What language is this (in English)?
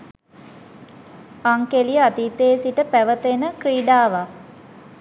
Sinhala